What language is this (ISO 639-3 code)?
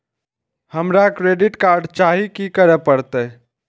mai